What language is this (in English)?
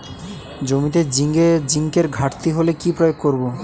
Bangla